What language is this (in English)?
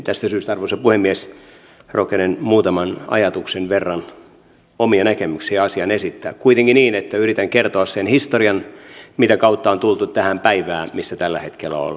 Finnish